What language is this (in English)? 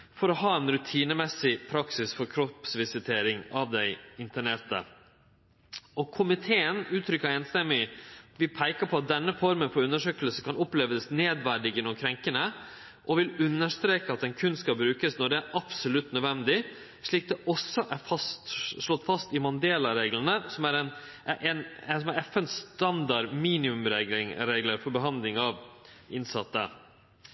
Norwegian Nynorsk